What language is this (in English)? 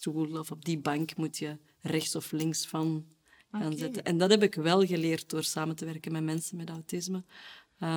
Dutch